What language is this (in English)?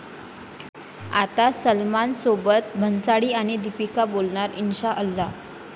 Marathi